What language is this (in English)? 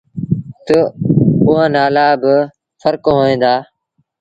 Sindhi Bhil